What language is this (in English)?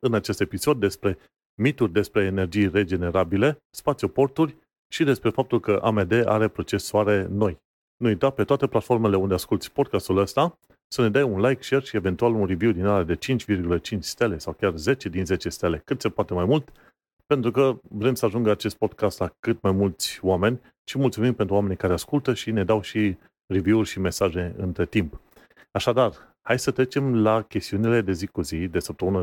Romanian